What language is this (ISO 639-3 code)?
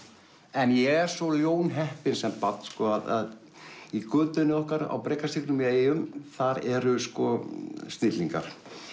isl